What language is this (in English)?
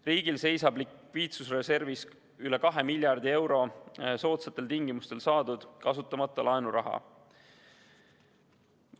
Estonian